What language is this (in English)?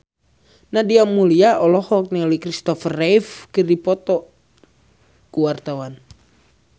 Sundanese